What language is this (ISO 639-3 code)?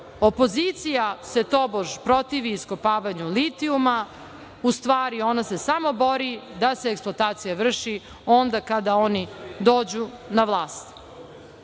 srp